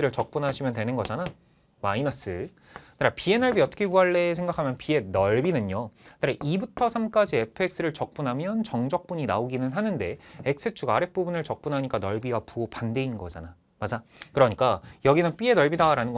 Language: Korean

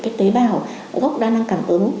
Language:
Vietnamese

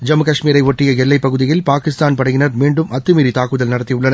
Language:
Tamil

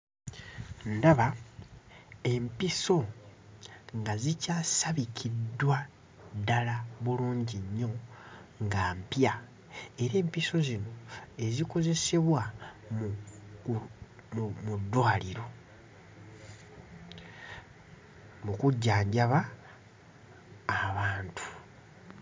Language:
Ganda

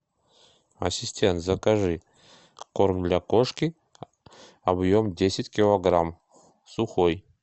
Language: Russian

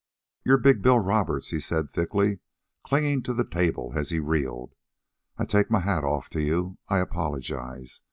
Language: English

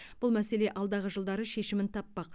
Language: Kazakh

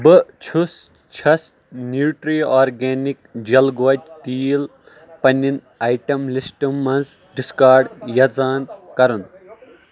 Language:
Kashmiri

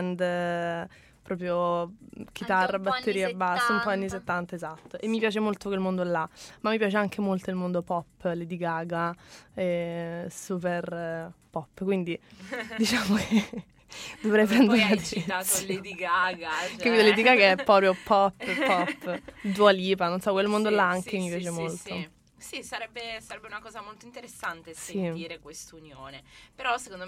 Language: Italian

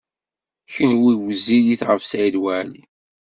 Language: Kabyle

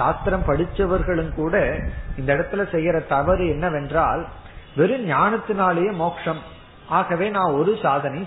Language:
Tamil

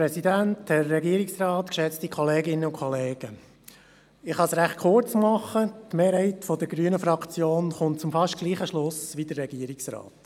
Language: Swiss German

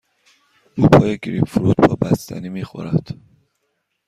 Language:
Persian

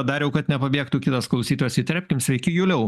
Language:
Lithuanian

